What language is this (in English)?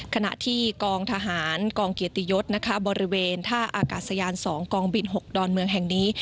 Thai